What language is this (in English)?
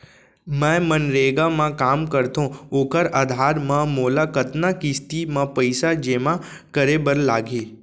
Chhattisgarhi